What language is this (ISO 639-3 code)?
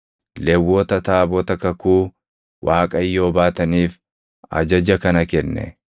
orm